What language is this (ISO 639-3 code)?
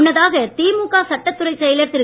tam